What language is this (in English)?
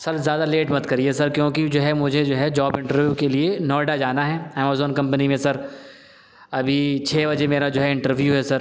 Urdu